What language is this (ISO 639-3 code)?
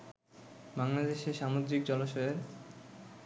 ben